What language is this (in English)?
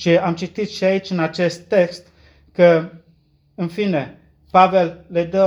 Romanian